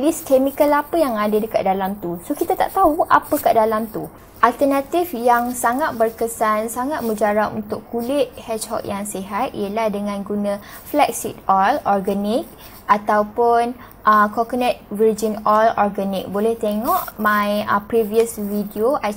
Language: Malay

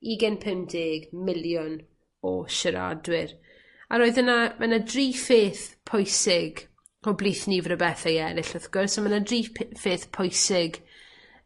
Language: Welsh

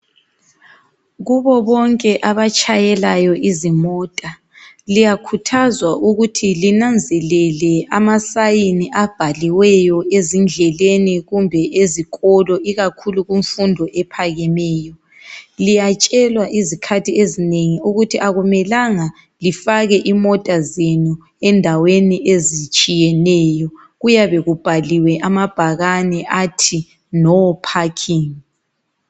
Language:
North Ndebele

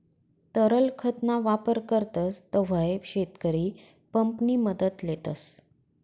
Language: Marathi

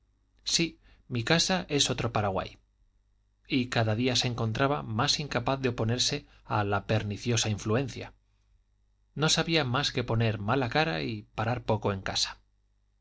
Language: Spanish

